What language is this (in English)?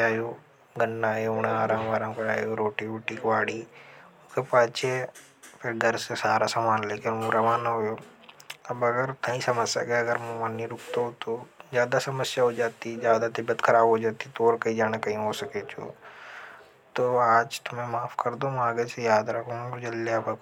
Hadothi